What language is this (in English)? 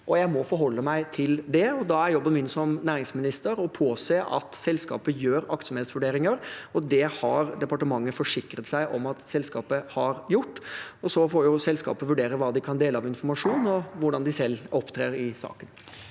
Norwegian